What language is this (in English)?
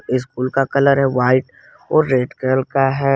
Hindi